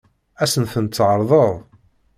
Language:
Kabyle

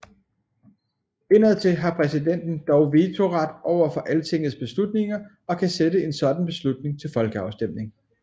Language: Danish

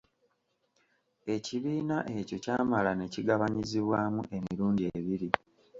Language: Ganda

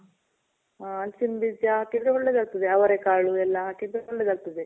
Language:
Kannada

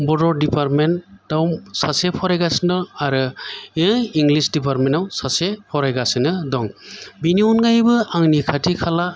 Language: Bodo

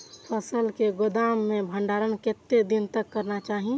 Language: Maithili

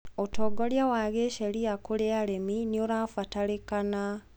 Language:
Kikuyu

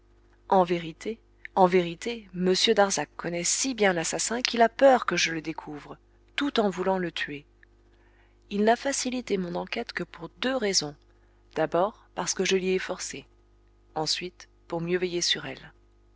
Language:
French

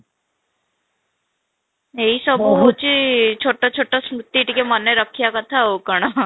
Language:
Odia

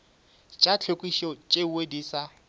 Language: Northern Sotho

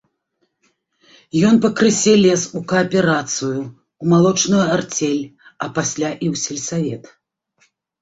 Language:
Belarusian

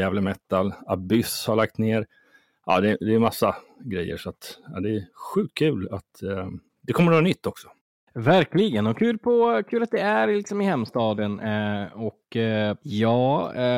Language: Swedish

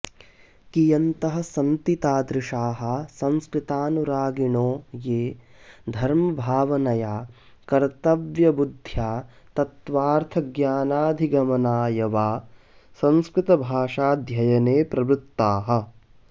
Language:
Sanskrit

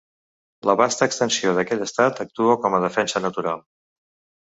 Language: Catalan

